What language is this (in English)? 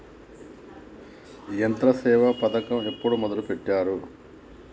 Telugu